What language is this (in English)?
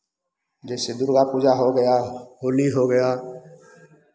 Hindi